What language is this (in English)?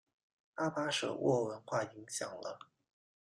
Chinese